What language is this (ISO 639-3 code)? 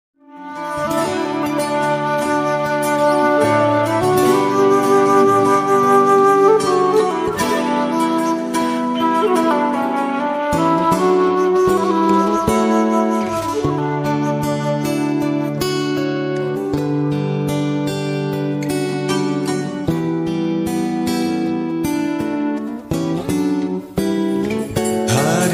guj